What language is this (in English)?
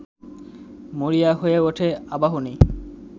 Bangla